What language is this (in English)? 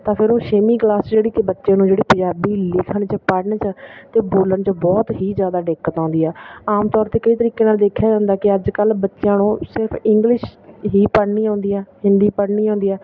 Punjabi